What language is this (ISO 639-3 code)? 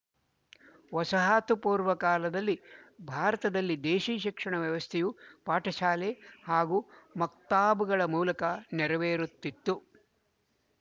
kan